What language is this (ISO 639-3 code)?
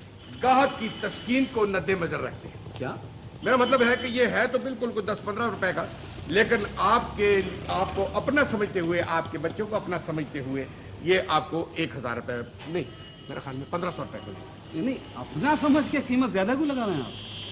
urd